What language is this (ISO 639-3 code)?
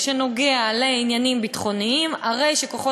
heb